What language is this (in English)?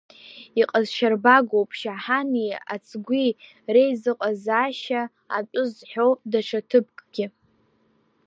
Abkhazian